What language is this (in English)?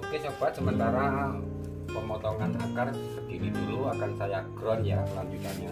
Indonesian